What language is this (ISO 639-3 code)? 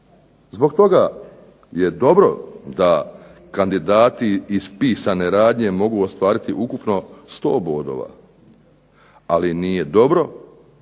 hrv